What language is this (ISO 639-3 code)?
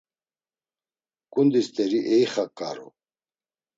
lzz